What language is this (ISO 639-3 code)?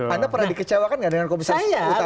ind